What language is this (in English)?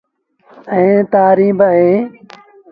Sindhi Bhil